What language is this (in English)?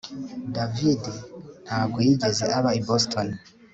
Kinyarwanda